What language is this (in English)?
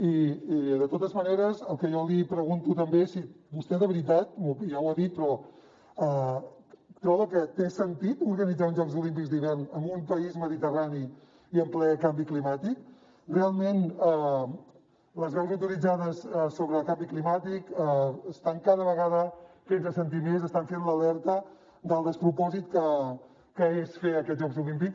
Catalan